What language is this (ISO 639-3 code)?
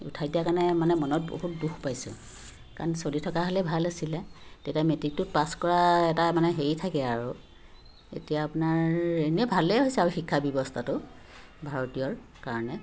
asm